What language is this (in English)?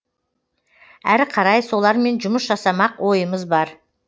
Kazakh